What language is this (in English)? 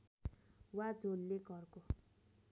Nepali